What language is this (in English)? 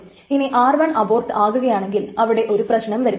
Malayalam